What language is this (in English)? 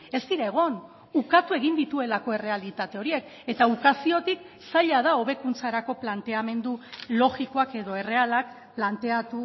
Basque